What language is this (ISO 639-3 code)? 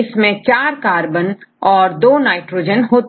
hin